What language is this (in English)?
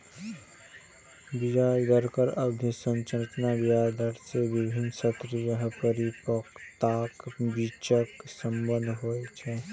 Maithili